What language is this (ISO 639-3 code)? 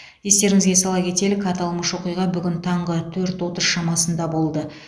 kaz